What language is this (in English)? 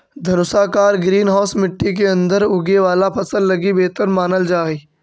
Magahi